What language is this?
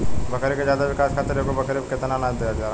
Bhojpuri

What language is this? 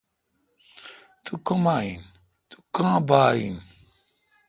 Kalkoti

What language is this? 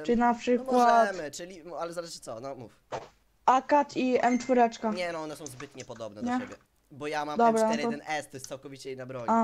Polish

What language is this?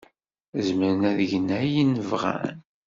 Kabyle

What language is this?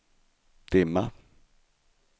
Swedish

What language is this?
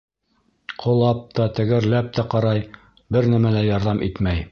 Bashkir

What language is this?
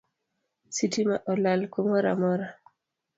Luo (Kenya and Tanzania)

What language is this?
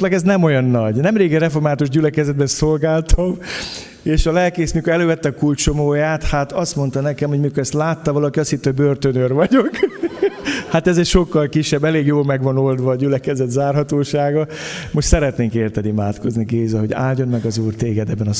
Hungarian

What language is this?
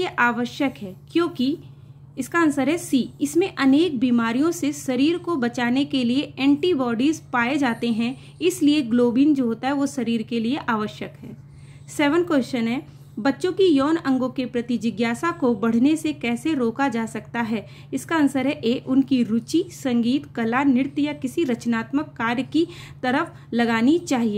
Hindi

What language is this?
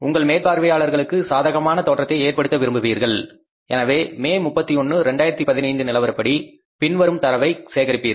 Tamil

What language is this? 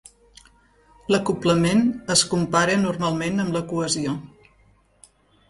Catalan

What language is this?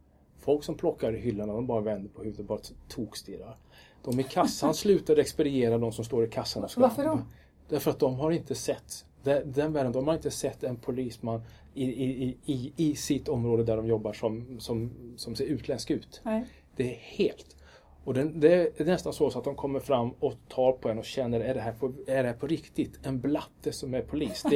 Swedish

